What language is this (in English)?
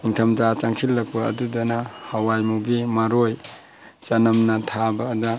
Manipuri